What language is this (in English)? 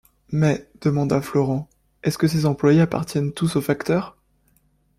French